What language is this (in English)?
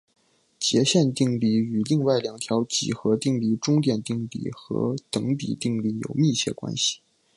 Chinese